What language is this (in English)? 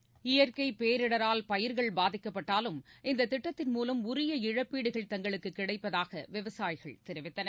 Tamil